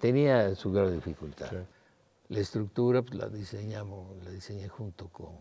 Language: Spanish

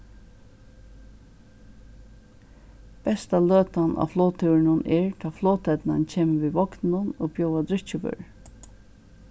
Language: Faroese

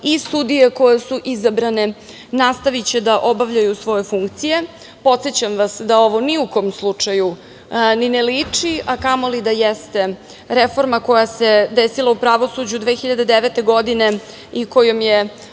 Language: Serbian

